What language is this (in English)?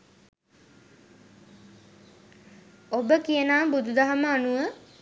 Sinhala